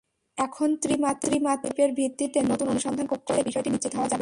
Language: Bangla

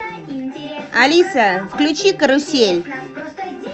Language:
Russian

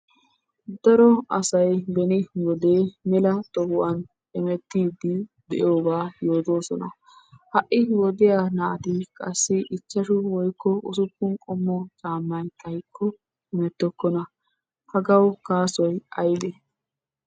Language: Wolaytta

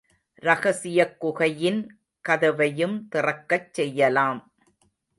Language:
Tamil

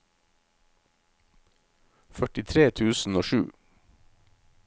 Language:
Norwegian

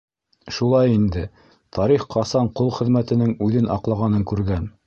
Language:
Bashkir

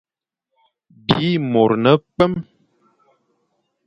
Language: Fang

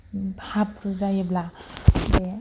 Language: Bodo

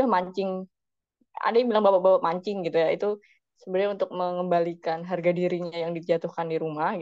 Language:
Indonesian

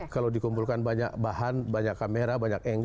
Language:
Indonesian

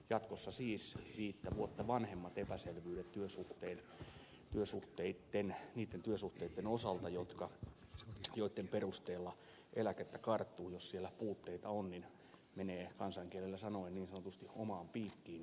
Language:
Finnish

